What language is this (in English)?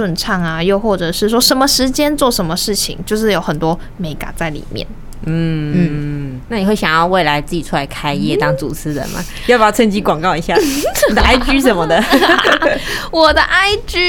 Chinese